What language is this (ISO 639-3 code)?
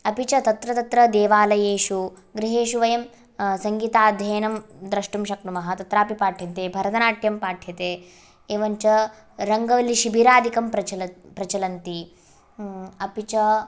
san